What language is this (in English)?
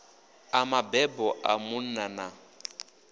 Venda